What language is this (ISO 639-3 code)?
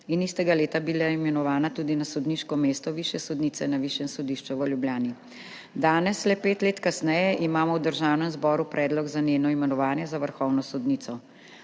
slv